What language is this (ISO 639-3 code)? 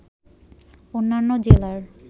ben